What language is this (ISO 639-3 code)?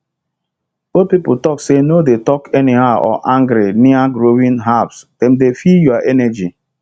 pcm